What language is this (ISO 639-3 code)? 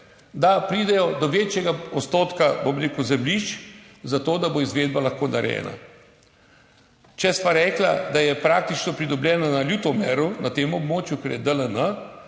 slv